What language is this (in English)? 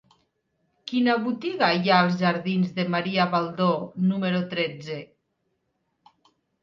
Catalan